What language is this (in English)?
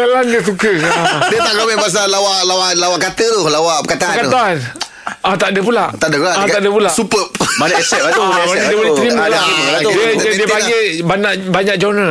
Malay